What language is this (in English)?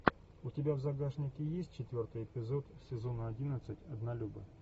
Russian